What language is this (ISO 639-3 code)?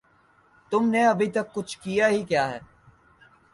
urd